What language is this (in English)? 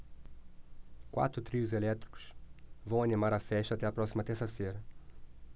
Portuguese